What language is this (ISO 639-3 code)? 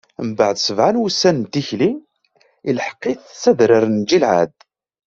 kab